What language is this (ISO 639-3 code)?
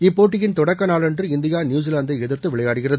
tam